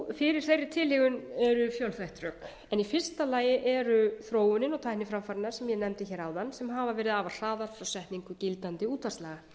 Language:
Icelandic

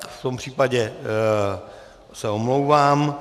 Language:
Czech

